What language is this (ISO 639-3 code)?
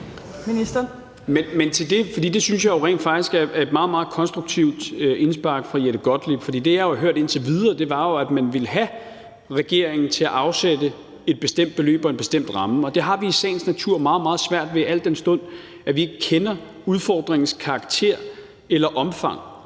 dan